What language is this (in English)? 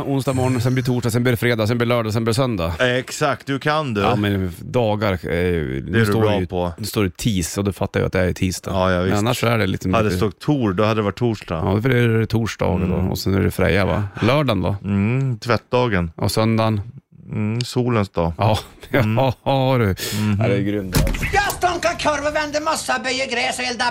Swedish